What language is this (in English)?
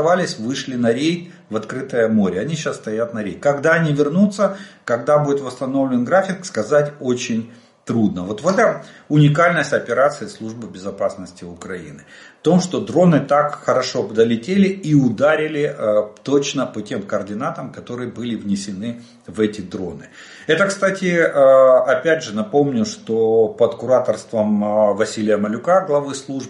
Russian